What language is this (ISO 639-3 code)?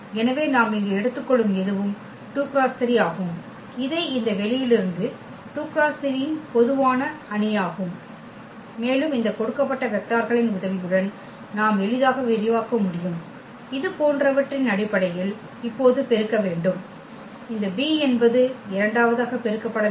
tam